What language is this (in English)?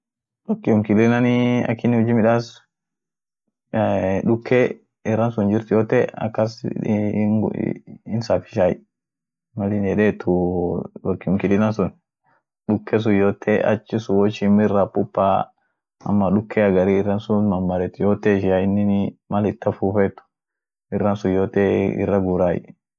Orma